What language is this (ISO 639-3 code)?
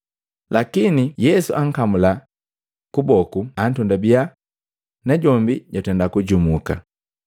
mgv